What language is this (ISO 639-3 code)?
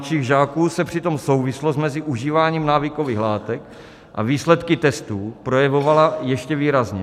ces